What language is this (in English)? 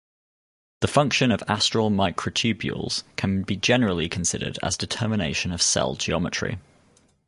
English